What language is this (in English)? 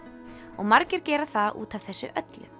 Icelandic